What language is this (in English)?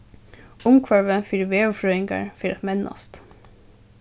Faroese